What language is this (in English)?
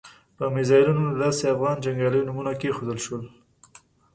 Pashto